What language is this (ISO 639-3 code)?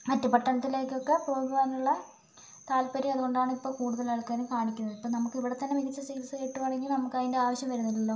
mal